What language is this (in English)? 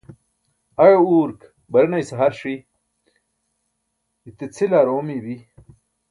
Burushaski